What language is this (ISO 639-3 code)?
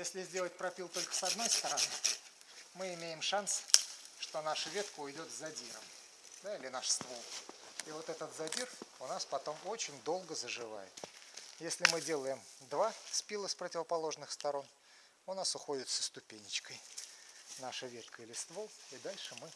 rus